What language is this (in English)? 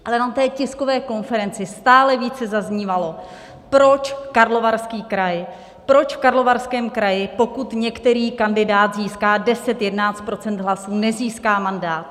Czech